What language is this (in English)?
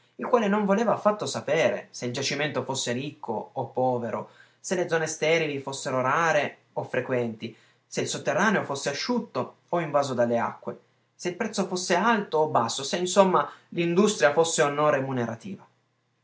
Italian